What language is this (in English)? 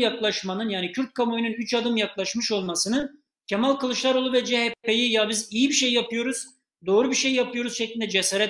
Turkish